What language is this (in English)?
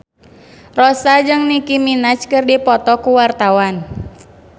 Sundanese